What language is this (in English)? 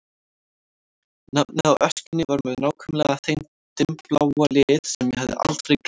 Icelandic